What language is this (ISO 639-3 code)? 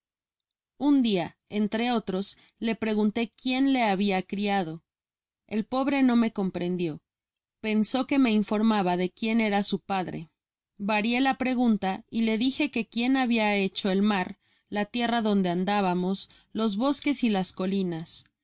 spa